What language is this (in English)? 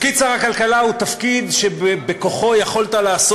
Hebrew